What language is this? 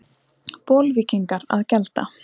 Icelandic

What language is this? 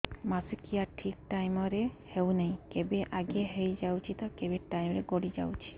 Odia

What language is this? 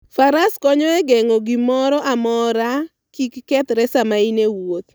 Luo (Kenya and Tanzania)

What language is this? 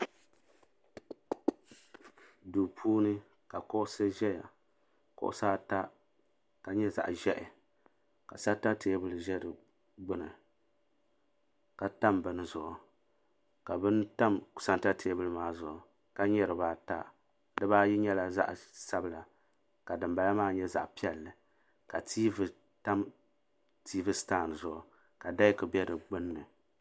Dagbani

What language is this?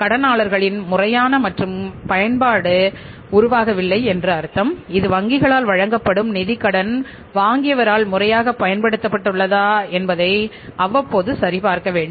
Tamil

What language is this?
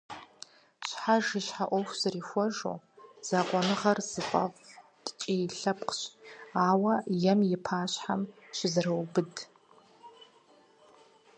Kabardian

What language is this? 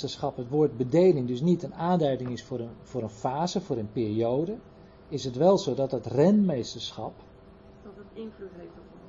Dutch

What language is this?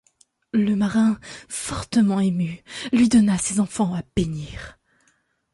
French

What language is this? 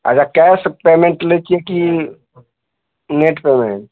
Maithili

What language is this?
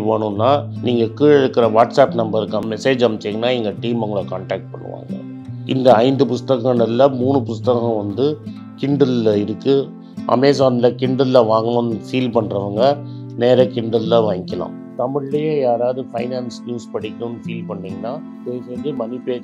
Tamil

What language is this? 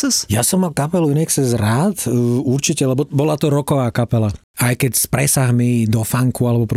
Slovak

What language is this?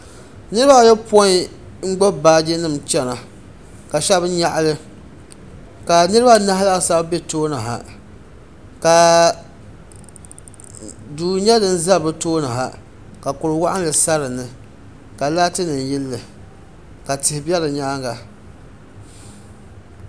Dagbani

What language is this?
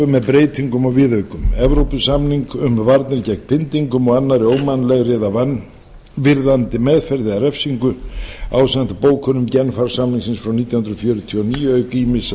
Icelandic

